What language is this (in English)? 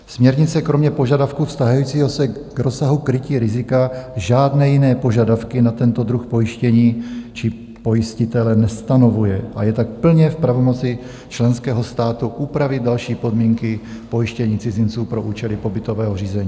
Czech